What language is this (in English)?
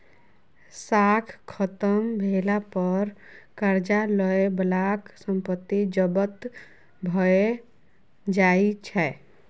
Maithili